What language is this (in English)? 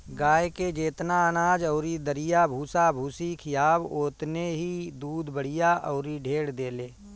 Bhojpuri